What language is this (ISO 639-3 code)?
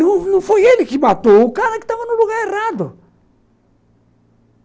por